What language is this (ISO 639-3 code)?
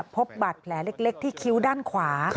tha